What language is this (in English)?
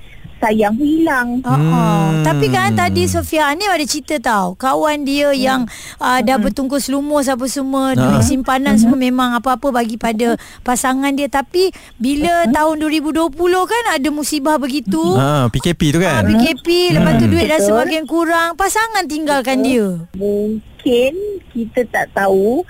Malay